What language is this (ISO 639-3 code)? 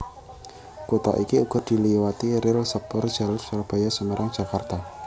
jav